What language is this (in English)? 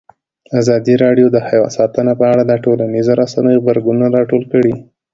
Pashto